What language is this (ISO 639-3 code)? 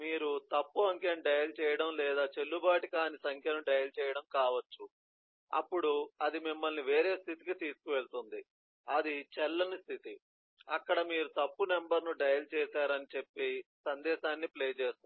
tel